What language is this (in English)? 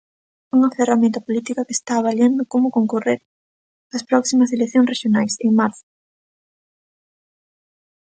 Galician